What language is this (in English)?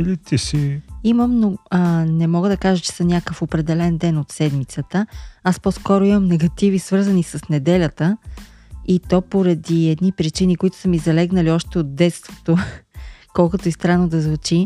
Bulgarian